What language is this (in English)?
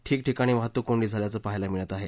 Marathi